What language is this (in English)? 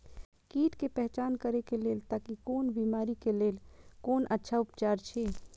Maithili